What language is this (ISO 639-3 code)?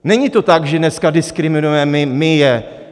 ces